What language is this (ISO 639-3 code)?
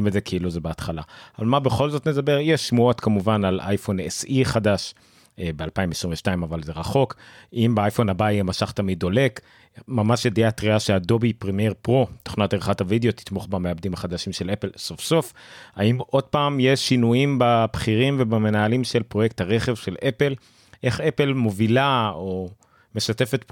heb